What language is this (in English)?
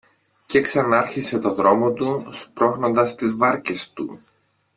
Greek